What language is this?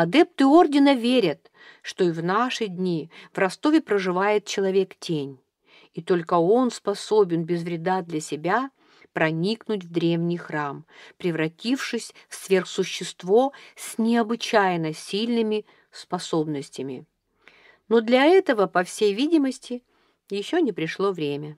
Russian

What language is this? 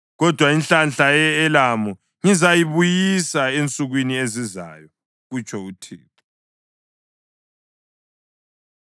North Ndebele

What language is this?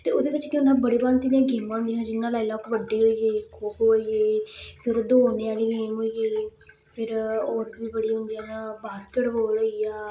Dogri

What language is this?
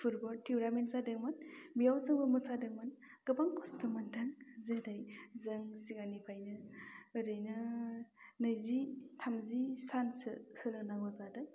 Bodo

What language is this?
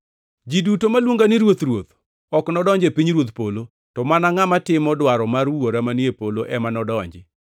Luo (Kenya and Tanzania)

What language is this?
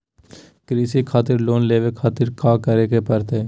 Magahi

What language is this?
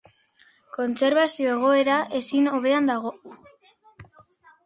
Basque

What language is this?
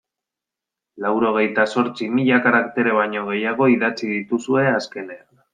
Basque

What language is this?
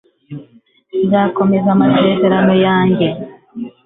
Kinyarwanda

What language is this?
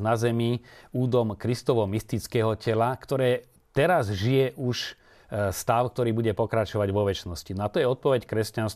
Slovak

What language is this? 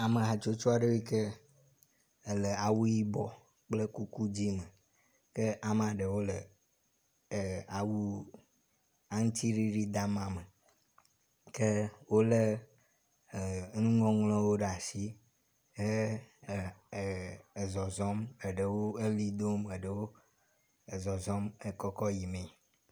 Ewe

